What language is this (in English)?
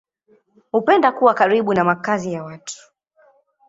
Swahili